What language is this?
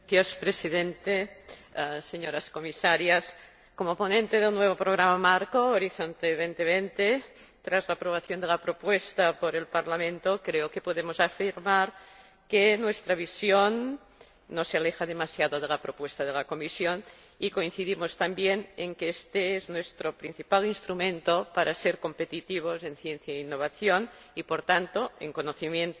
Spanish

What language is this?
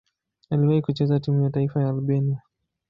Swahili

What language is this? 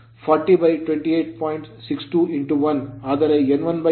Kannada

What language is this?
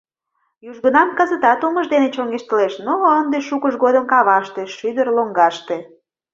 Mari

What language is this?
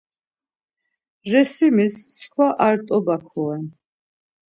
Laz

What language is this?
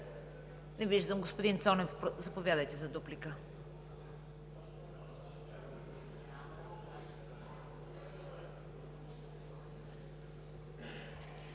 Bulgarian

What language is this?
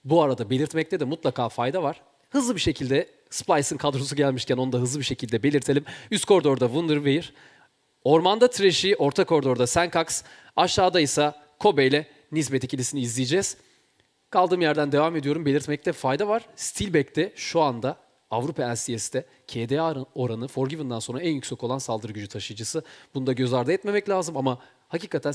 Turkish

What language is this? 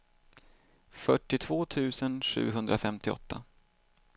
Swedish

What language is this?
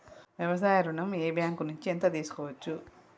Telugu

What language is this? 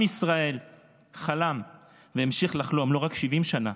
Hebrew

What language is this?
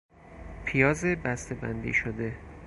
Persian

